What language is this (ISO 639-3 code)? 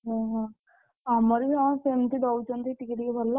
ori